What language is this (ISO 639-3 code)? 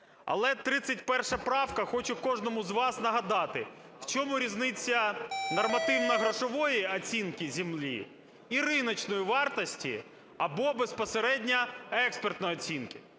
ukr